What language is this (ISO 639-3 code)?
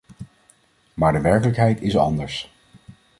nld